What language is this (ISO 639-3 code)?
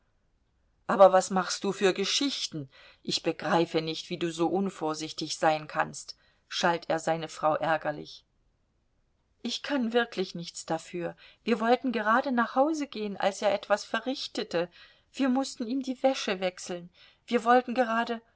deu